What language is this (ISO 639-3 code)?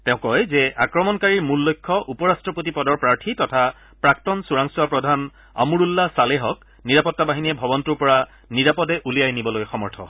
asm